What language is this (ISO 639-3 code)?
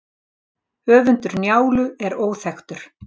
isl